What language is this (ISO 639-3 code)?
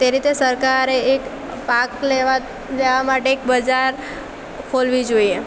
guj